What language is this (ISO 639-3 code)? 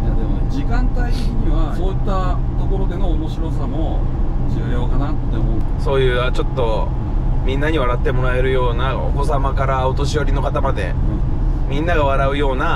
jpn